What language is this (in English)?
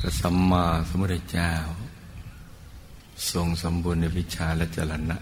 Thai